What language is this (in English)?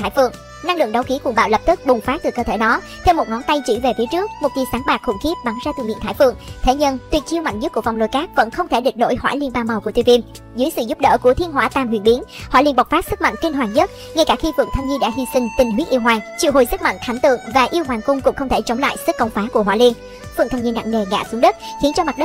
Vietnamese